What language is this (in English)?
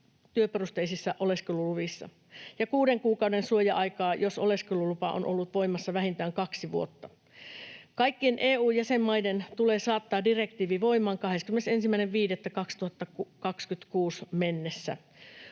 Finnish